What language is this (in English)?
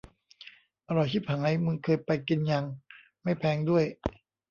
Thai